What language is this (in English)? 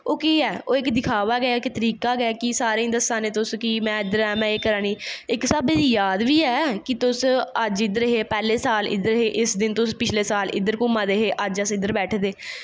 Dogri